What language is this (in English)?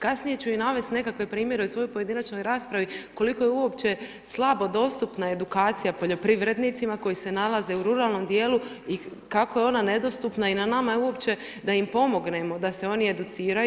Croatian